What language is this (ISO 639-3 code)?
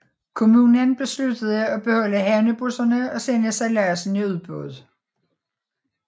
dan